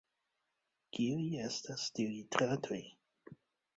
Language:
Esperanto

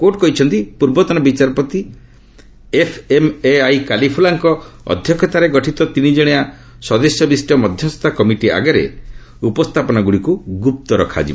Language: Odia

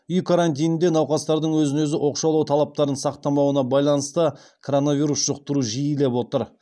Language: Kazakh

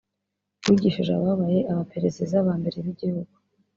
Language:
Kinyarwanda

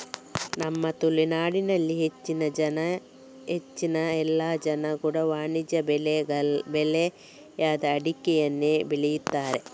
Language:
Kannada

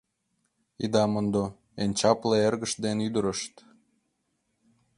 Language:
Mari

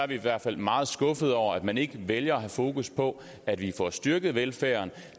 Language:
Danish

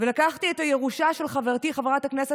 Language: Hebrew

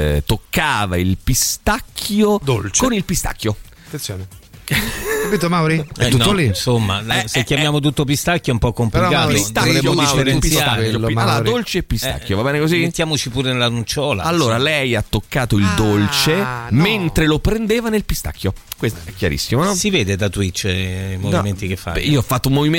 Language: Italian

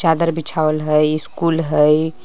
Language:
Magahi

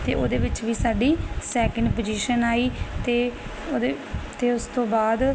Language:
Punjabi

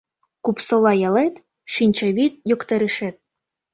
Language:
Mari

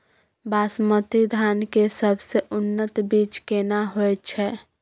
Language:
Maithili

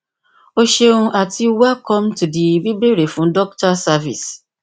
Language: Yoruba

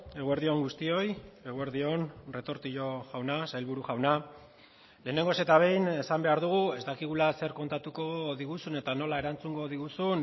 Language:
Basque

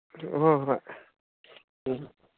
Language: Manipuri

